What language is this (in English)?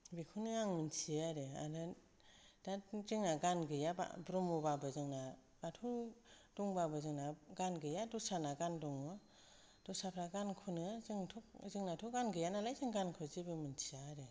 Bodo